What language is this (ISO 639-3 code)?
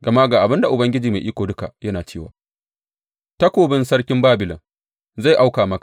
hau